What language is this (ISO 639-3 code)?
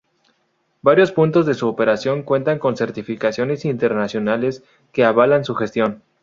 spa